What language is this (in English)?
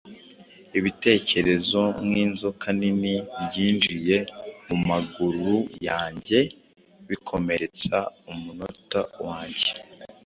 Kinyarwanda